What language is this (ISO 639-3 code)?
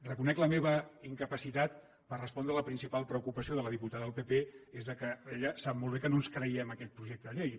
cat